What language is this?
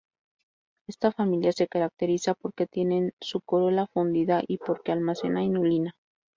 Spanish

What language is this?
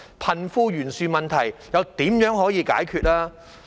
Cantonese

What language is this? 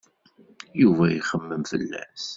Kabyle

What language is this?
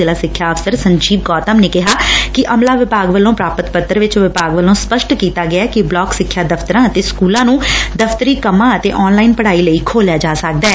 Punjabi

